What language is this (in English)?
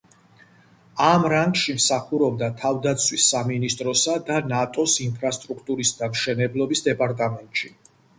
Georgian